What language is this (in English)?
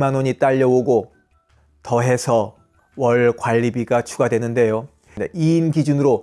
Korean